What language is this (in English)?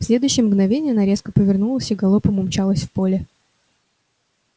Russian